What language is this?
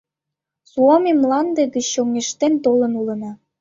Mari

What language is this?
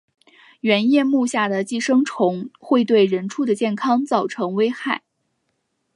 Chinese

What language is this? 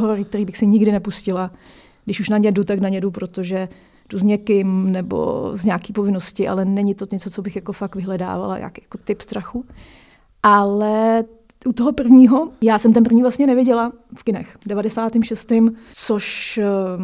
Czech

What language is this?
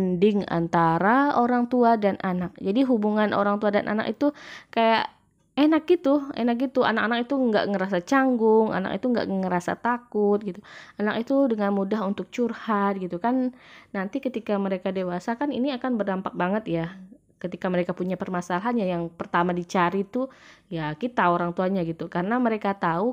Indonesian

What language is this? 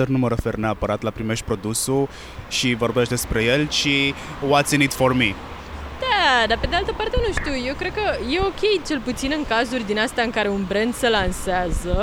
Romanian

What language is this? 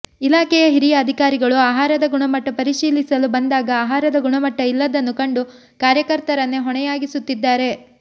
Kannada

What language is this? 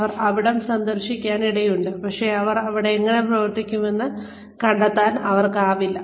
Malayalam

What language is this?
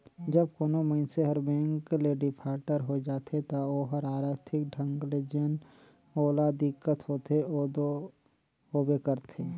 Chhattisgarhi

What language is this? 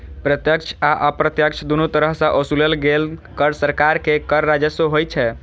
Maithili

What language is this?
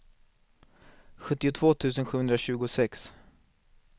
Swedish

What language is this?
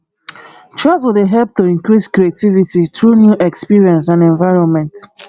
Nigerian Pidgin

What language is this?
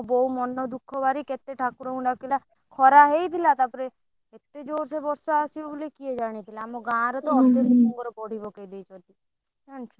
Odia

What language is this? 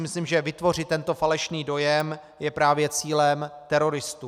Czech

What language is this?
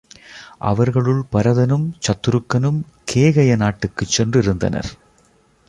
Tamil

